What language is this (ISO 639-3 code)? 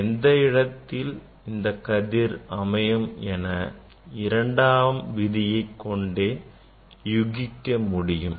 tam